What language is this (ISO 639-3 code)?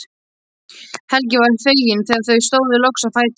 isl